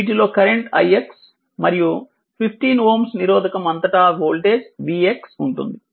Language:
Telugu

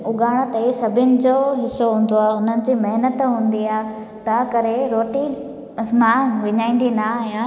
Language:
Sindhi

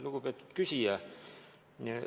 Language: Estonian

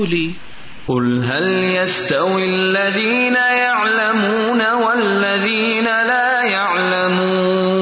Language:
Urdu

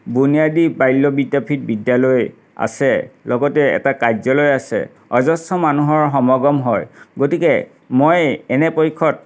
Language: Assamese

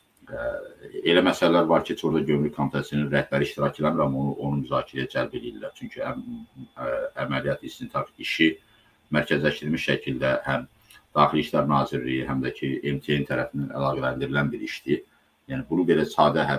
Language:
Turkish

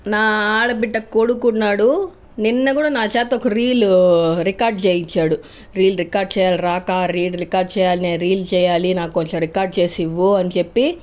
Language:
Telugu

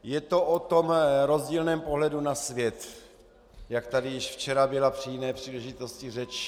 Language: Czech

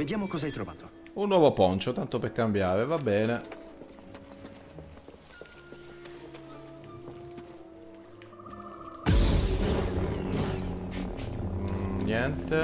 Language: Italian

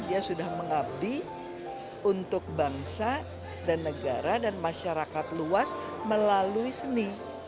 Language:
Indonesian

